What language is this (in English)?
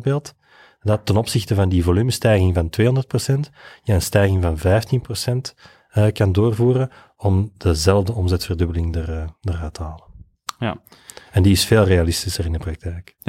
Dutch